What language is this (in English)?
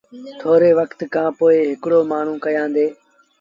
Sindhi Bhil